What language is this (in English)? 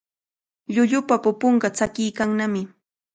Cajatambo North Lima Quechua